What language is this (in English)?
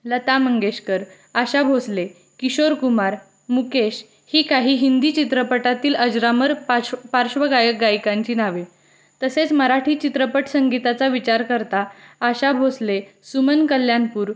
Marathi